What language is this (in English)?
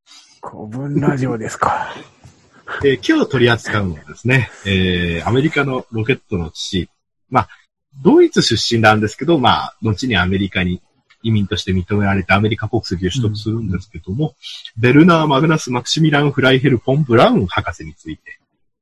Japanese